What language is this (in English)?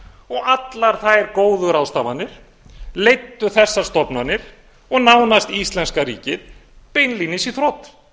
Icelandic